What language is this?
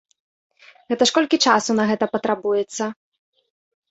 Belarusian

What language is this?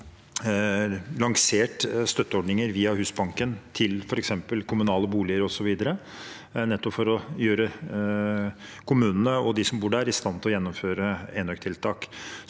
Norwegian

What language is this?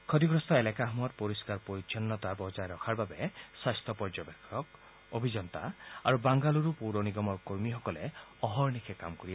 Assamese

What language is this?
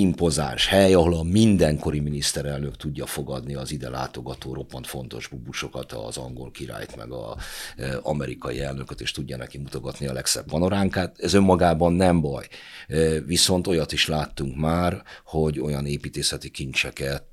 Hungarian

